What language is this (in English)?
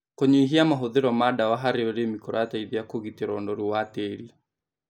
Kikuyu